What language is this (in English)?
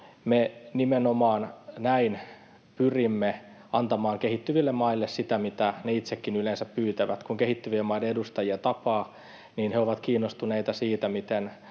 Finnish